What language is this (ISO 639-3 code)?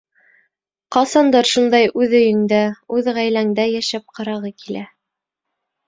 bak